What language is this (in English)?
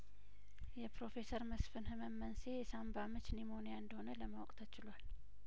Amharic